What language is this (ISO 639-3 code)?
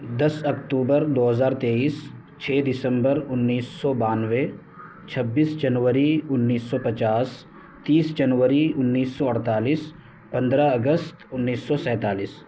urd